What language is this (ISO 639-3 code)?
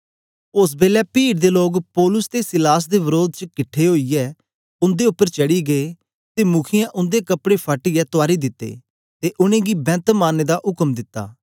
doi